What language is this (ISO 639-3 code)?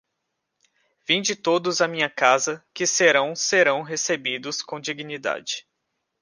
por